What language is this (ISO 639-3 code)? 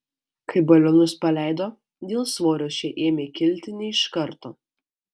lit